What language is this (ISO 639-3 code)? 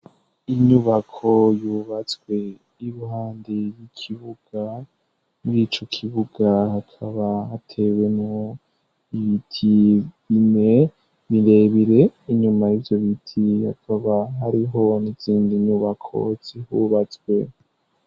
run